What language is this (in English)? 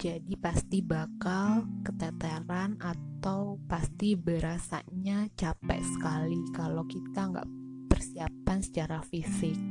Indonesian